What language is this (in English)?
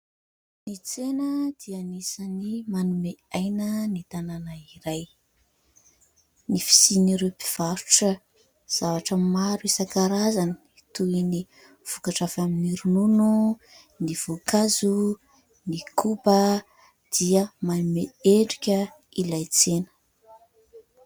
Malagasy